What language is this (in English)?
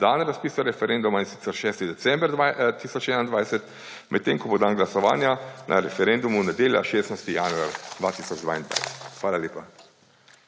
Slovenian